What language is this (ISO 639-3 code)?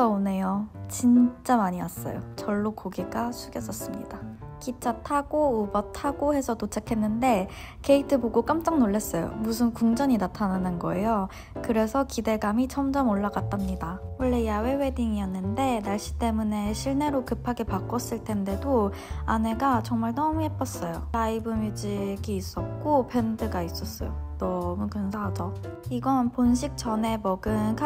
kor